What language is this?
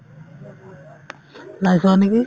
Assamese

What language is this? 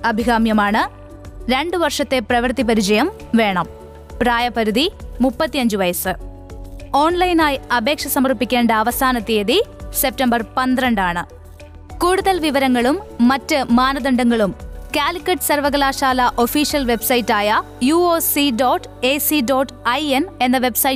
Malayalam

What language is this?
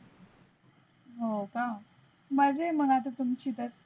Marathi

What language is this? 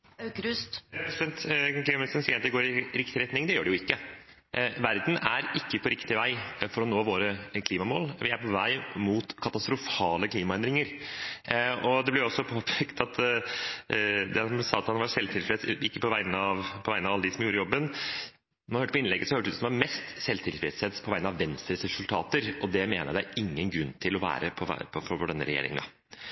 Norwegian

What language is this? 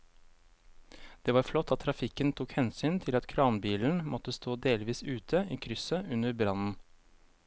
Norwegian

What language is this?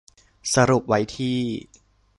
Thai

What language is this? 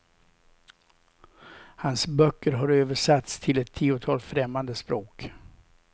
Swedish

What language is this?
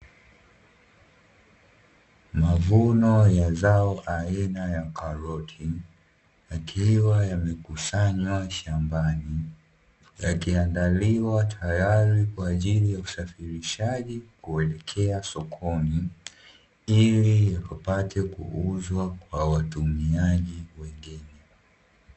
Swahili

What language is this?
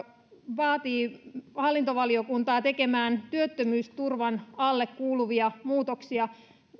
Finnish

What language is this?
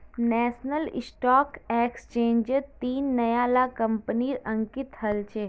Magahi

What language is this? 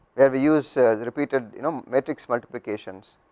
English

